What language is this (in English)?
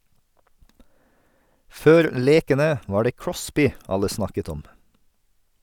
Norwegian